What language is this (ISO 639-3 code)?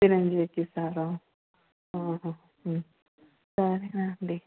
tel